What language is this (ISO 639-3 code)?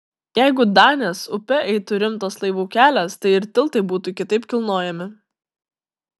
lit